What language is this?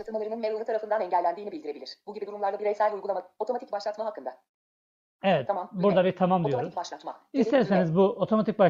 Turkish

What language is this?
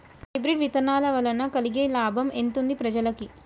Telugu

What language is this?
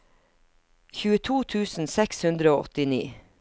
Norwegian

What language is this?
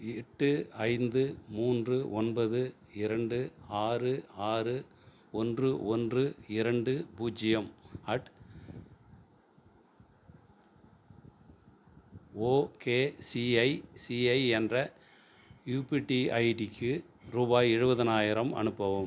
Tamil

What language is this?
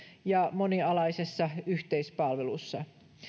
Finnish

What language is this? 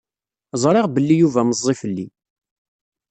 Kabyle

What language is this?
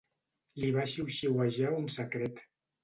Catalan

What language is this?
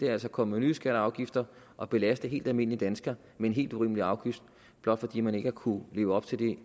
Danish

